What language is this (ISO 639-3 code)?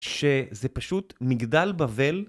heb